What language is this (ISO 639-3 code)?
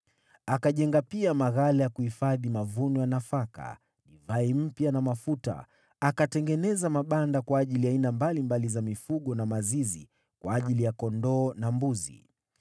swa